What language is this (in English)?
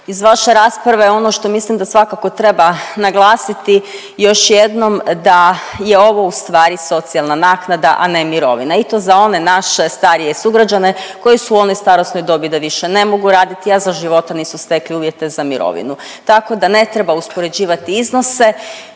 Croatian